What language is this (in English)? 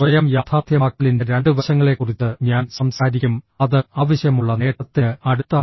Malayalam